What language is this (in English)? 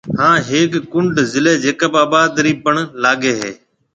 Marwari (Pakistan)